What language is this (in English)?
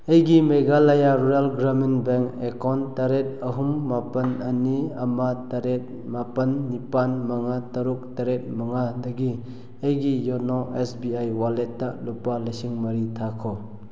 Manipuri